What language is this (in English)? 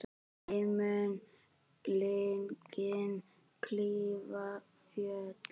Icelandic